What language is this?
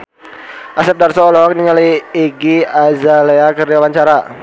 Sundanese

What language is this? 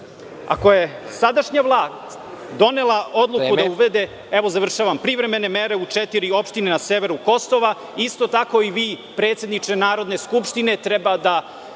Serbian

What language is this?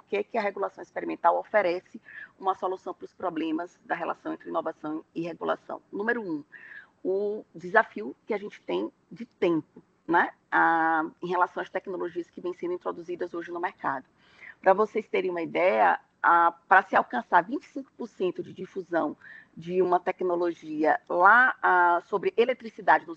Portuguese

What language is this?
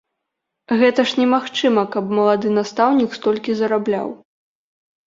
Belarusian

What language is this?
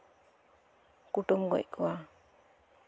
Santali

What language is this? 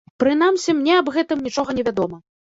Belarusian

